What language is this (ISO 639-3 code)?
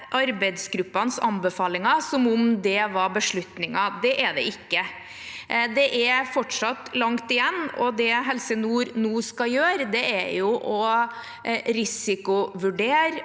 nor